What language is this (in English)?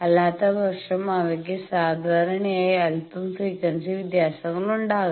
Malayalam